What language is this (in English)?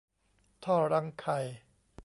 Thai